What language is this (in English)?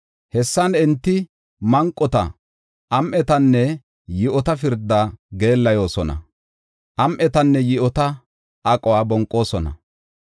Gofa